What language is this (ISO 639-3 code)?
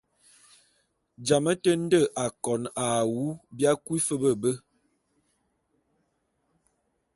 bum